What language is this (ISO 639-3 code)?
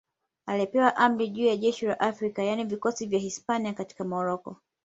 swa